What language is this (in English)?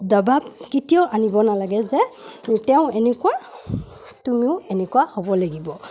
Assamese